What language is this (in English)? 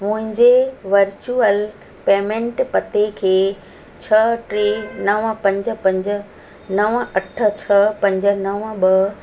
Sindhi